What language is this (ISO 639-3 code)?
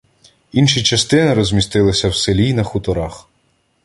ukr